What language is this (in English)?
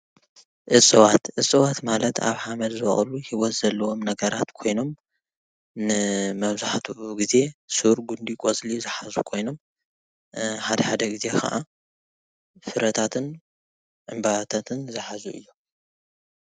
Tigrinya